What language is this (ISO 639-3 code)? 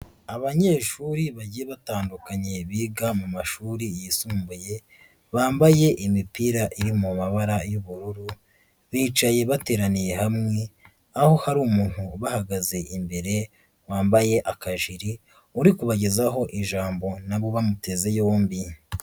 kin